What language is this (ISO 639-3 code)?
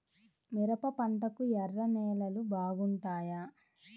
tel